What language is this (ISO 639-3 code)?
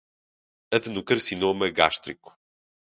por